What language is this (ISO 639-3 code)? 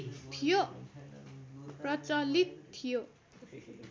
nep